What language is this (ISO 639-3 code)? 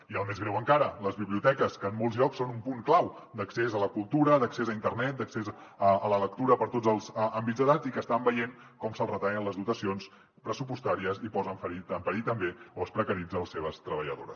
cat